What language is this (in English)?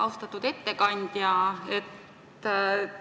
Estonian